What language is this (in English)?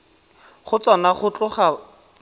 Tswana